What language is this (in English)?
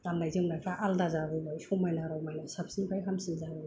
Bodo